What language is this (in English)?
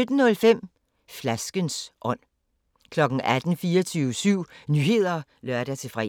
Danish